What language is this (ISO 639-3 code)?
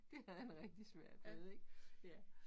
dan